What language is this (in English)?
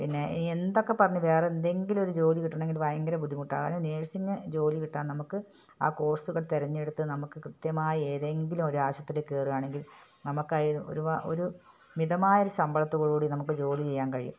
Malayalam